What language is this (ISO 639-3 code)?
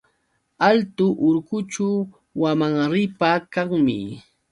qux